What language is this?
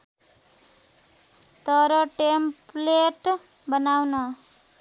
Nepali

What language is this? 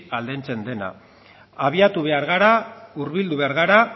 Basque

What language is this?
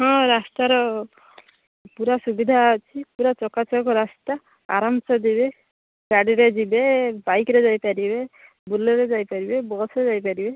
Odia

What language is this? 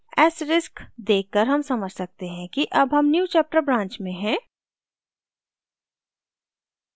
Hindi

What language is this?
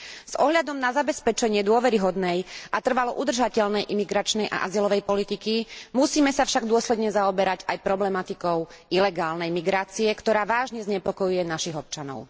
Slovak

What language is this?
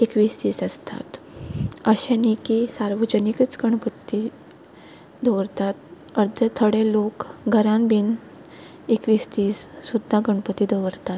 Konkani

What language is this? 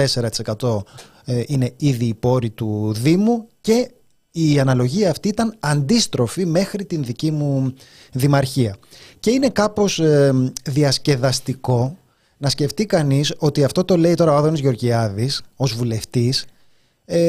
Greek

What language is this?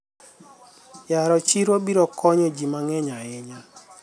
Luo (Kenya and Tanzania)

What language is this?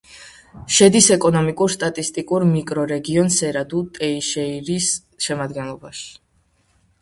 Georgian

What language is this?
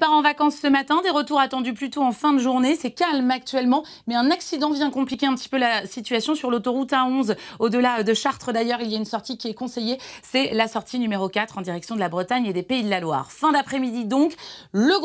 French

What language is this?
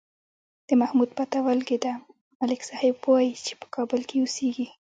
Pashto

